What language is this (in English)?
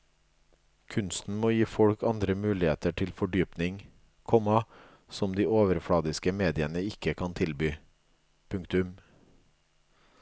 Norwegian